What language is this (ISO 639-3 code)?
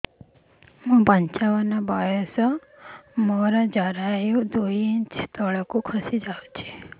ori